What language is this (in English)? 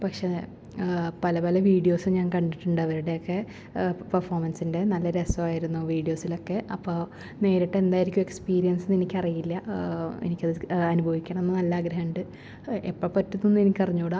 Malayalam